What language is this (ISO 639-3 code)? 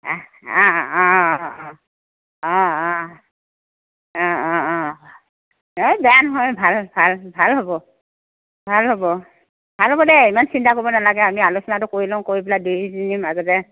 asm